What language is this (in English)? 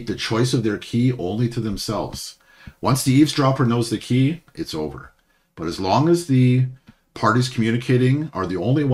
English